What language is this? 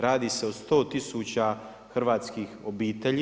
Croatian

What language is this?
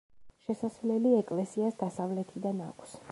Georgian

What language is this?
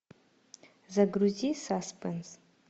Russian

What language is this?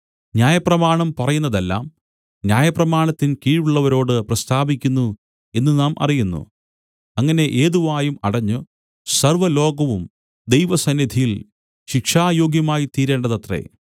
Malayalam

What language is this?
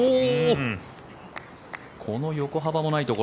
Japanese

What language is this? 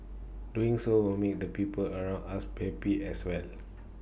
English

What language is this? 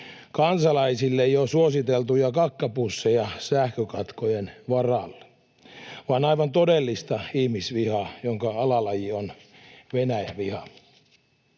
Finnish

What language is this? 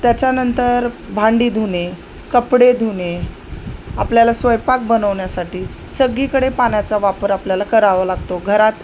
Marathi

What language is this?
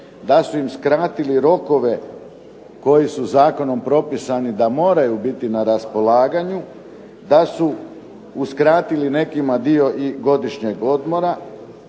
Croatian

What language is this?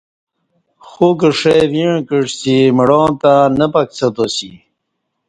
Kati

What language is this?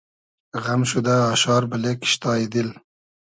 Hazaragi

